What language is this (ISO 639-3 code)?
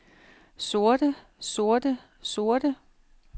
dan